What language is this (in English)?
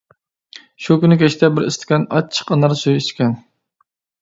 Uyghur